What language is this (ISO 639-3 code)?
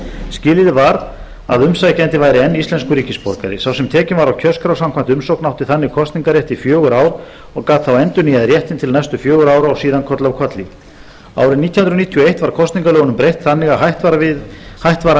isl